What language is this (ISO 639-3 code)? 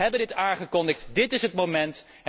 nld